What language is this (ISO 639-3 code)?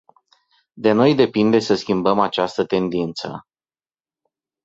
ron